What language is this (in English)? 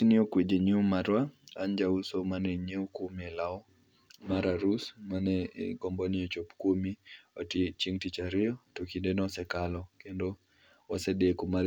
Luo (Kenya and Tanzania)